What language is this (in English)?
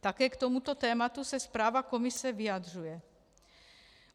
Czech